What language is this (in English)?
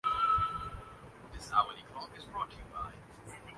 Urdu